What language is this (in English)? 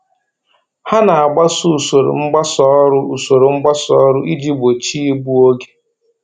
Igbo